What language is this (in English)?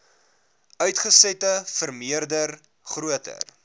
Afrikaans